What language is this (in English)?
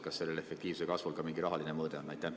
Estonian